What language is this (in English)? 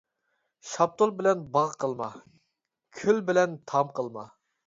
Uyghur